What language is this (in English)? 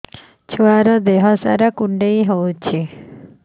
Odia